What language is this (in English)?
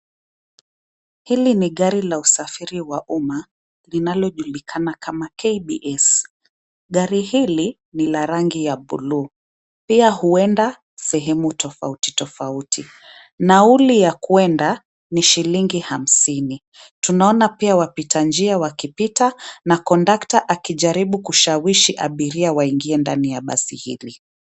Swahili